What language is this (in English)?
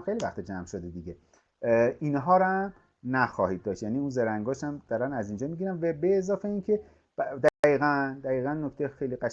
Persian